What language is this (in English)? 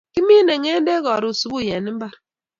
Kalenjin